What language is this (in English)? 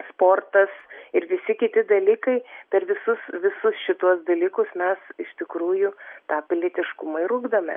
Lithuanian